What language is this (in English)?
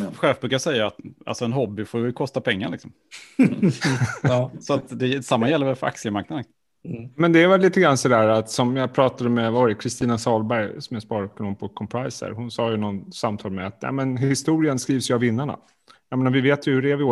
Swedish